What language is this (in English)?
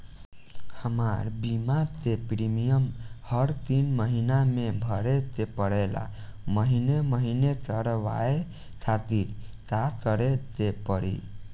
Bhojpuri